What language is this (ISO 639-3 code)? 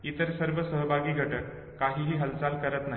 mar